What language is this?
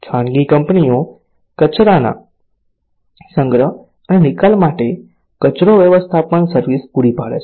Gujarati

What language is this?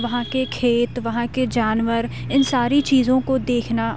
Urdu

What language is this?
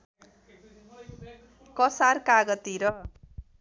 Nepali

